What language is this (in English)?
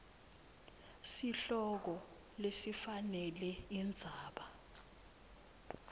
Swati